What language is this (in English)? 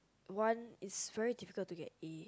English